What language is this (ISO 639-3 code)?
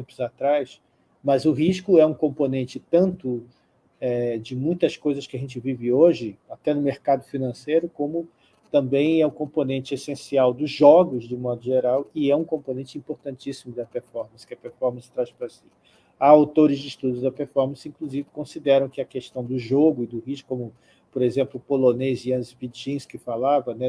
por